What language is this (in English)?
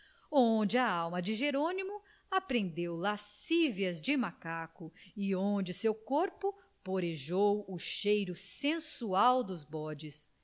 Portuguese